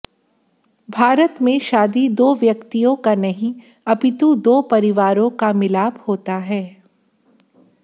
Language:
Hindi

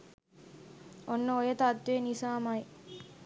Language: Sinhala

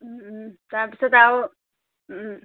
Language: Assamese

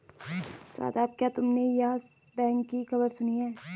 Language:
Hindi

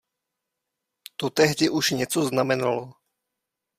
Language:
Czech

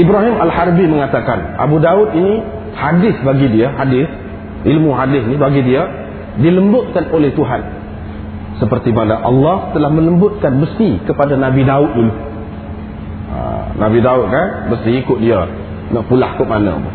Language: Malay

